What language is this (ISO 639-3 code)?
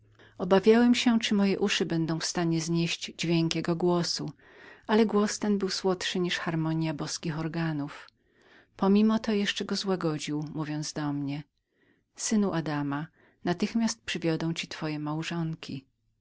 pol